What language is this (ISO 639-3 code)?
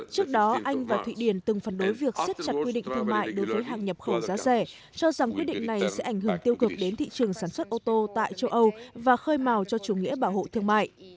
vie